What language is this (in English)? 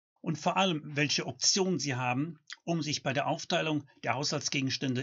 German